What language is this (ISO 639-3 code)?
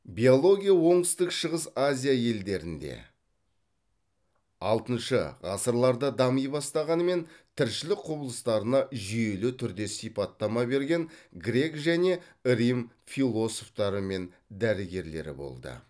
kaz